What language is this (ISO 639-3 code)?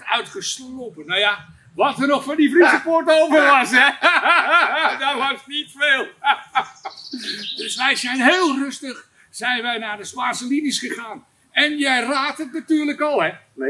nld